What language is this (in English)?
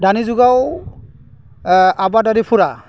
Bodo